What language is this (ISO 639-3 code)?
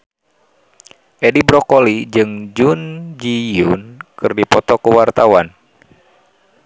sun